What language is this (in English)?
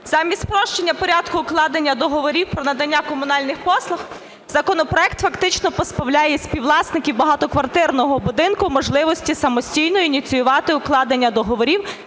Ukrainian